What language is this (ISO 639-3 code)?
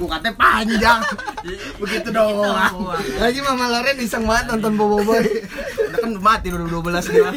ind